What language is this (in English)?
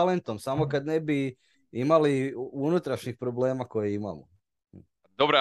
Croatian